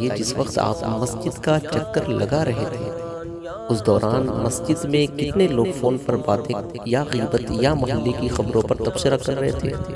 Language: Urdu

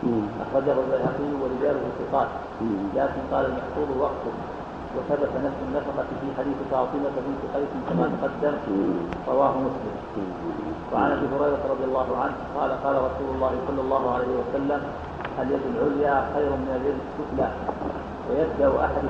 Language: Arabic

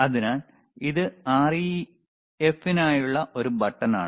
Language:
Malayalam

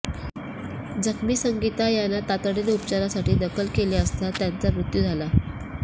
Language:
Marathi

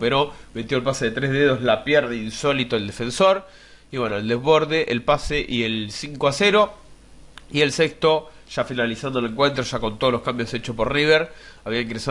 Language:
Spanish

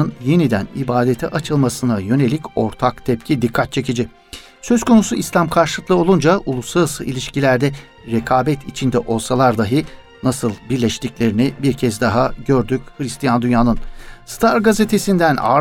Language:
Turkish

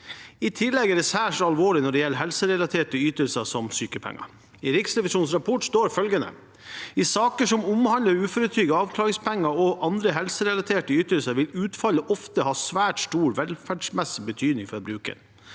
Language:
Norwegian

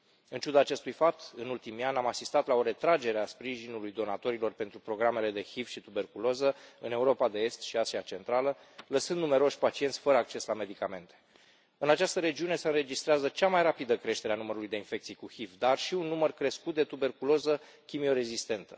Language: Romanian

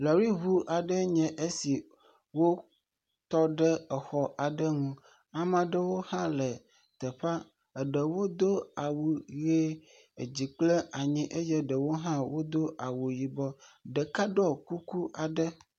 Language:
Ewe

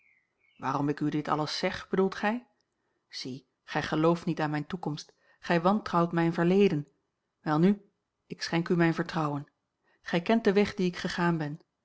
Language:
Dutch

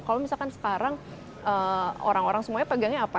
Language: Indonesian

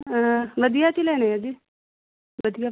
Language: Punjabi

